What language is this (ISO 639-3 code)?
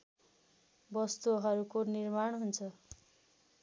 nep